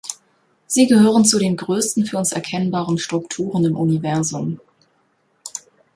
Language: German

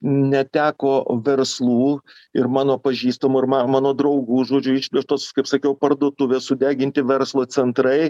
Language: Lithuanian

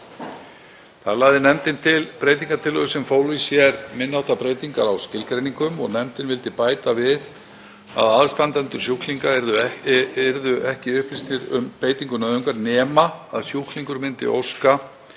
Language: Icelandic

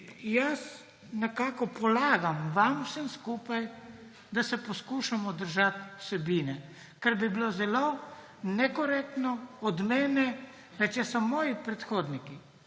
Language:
Slovenian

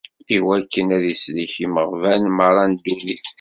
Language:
Kabyle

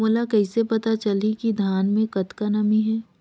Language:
Chhattisgarhi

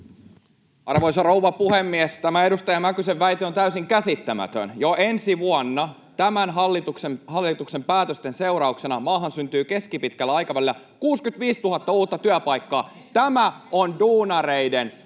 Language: Finnish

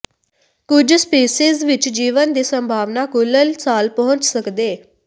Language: Punjabi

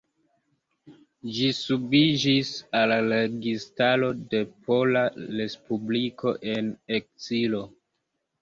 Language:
Esperanto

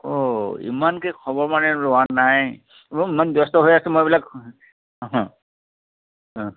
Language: Assamese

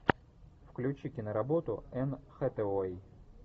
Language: Russian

